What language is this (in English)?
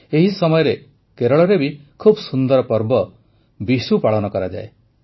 Odia